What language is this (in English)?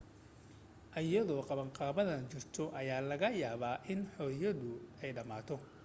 Somali